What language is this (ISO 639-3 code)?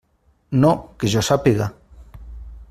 cat